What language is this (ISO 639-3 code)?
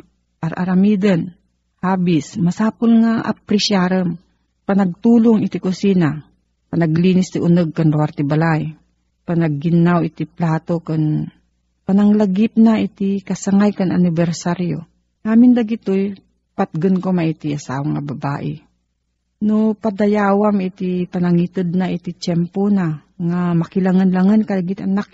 fil